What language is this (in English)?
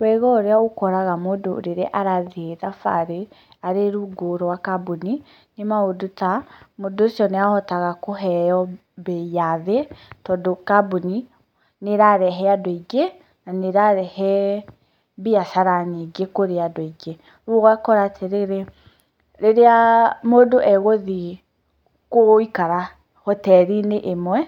Kikuyu